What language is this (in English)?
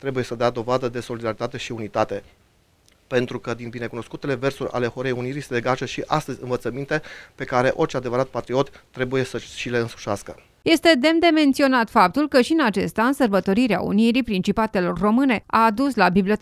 Romanian